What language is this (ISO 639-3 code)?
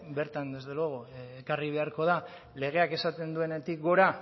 eus